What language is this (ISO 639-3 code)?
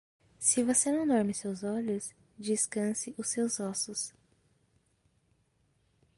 por